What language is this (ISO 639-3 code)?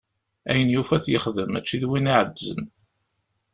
kab